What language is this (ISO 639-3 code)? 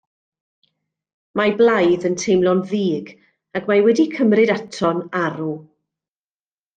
cym